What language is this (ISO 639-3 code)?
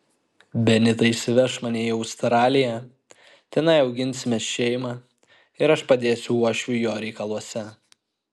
lit